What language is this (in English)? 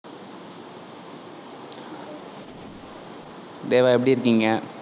Tamil